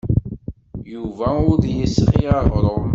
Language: Kabyle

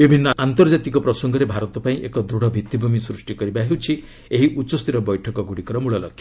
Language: Odia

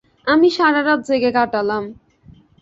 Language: Bangla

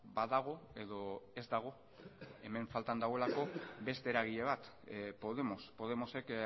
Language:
Basque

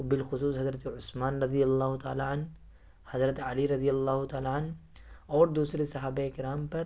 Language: Urdu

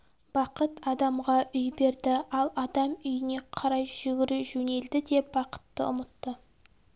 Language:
Kazakh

